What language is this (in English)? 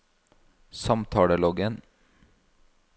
Norwegian